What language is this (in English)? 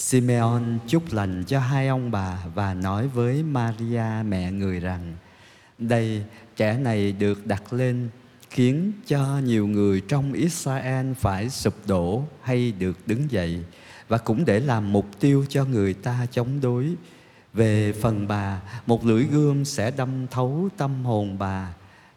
Vietnamese